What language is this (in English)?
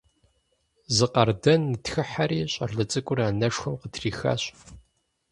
Kabardian